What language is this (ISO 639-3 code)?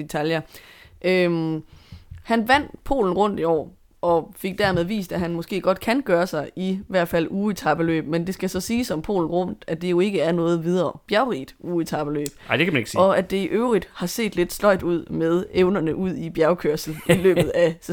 dan